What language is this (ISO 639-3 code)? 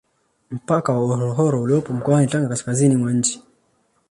swa